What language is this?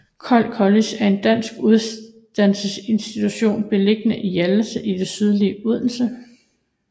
Danish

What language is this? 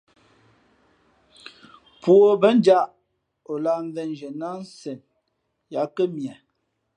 Fe'fe'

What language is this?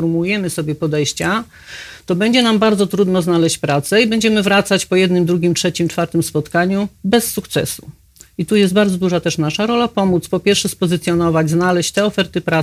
Polish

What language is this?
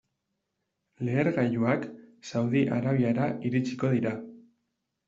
Basque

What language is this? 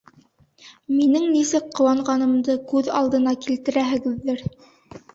Bashkir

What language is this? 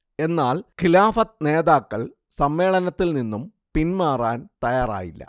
Malayalam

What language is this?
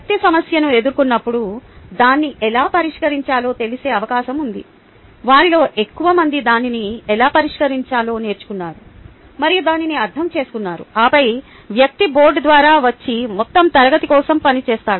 Telugu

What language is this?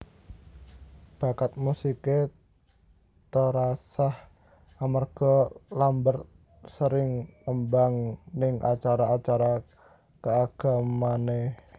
Javanese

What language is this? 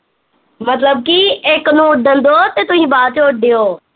Punjabi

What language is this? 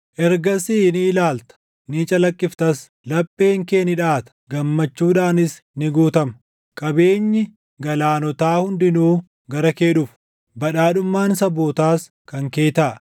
Oromo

